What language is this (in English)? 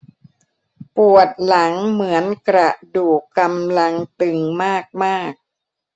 Thai